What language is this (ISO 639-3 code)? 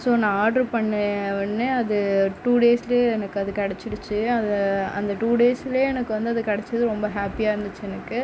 tam